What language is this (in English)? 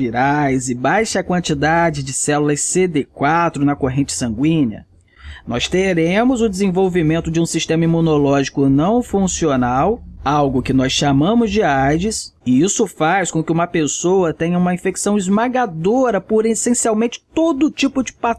Portuguese